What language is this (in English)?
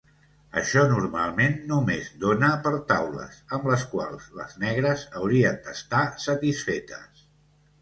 Catalan